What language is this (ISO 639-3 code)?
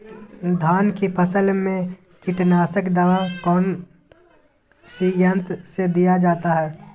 mag